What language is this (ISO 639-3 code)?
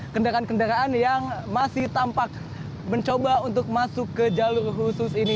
ind